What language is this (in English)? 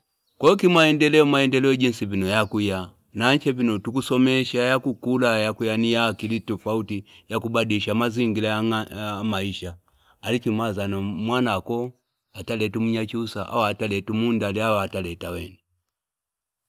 Fipa